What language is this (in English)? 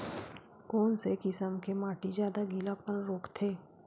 Chhattisgarhi